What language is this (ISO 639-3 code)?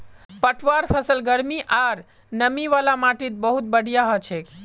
mag